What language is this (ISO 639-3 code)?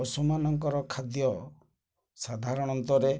ori